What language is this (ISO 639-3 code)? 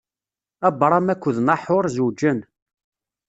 kab